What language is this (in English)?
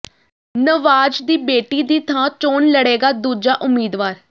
Punjabi